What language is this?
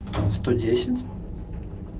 Russian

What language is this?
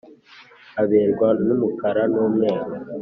Kinyarwanda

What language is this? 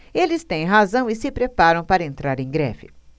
Portuguese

